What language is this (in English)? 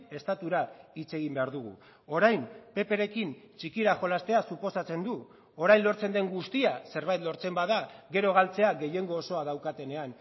Basque